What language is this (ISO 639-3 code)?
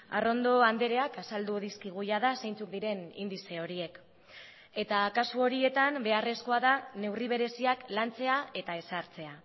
eus